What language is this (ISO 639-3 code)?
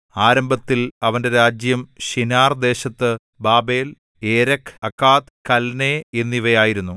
mal